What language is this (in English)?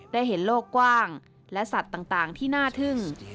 Thai